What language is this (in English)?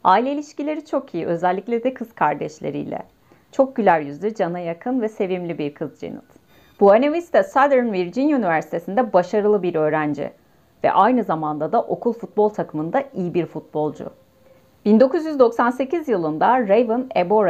Turkish